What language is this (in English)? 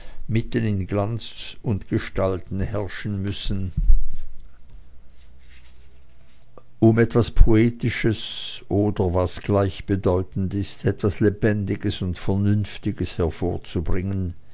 German